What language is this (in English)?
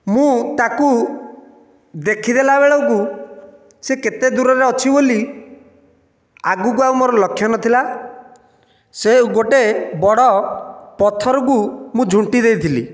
Odia